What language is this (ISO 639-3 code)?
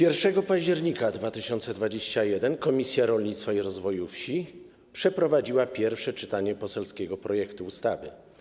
pol